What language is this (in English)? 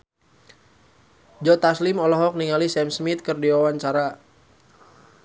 Sundanese